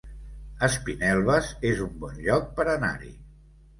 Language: Catalan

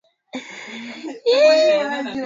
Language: Swahili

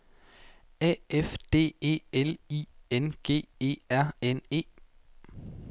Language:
Danish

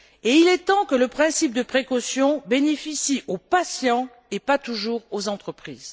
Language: French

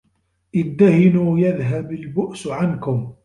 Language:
Arabic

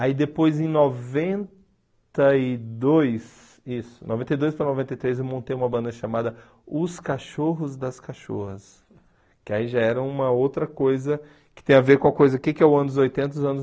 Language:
Portuguese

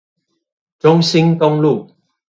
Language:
Chinese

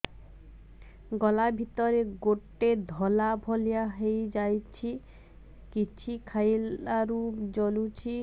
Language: Odia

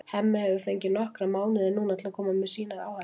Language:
Icelandic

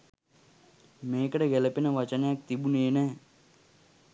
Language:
Sinhala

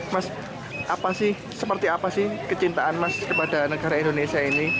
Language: Indonesian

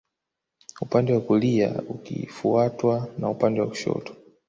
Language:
Swahili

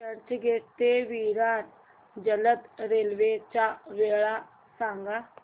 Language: Marathi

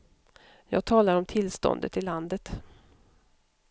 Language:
Swedish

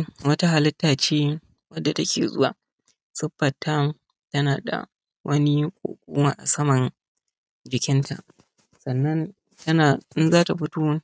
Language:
Hausa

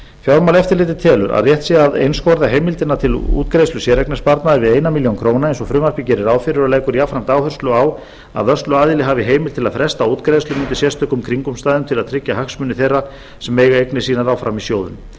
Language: Icelandic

